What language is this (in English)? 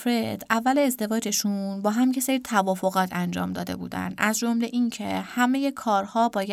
Persian